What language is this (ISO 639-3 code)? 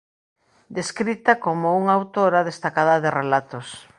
glg